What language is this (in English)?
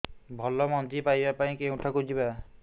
Odia